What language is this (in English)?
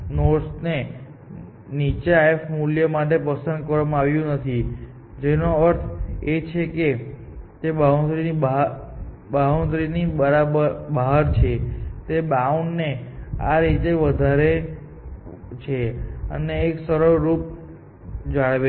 Gujarati